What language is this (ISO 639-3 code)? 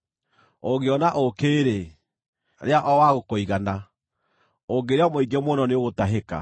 kik